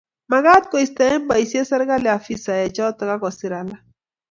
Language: Kalenjin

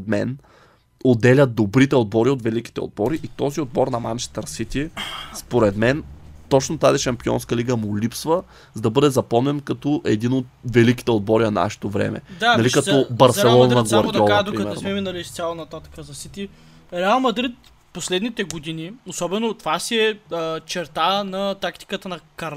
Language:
Bulgarian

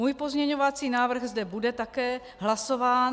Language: Czech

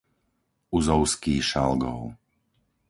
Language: Slovak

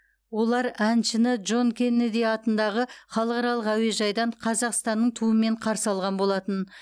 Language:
Kazakh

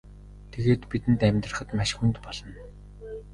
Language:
Mongolian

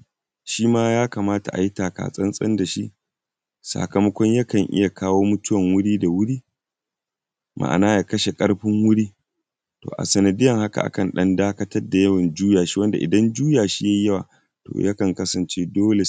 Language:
Hausa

